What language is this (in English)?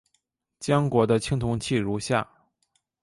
Chinese